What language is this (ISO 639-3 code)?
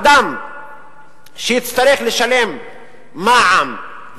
heb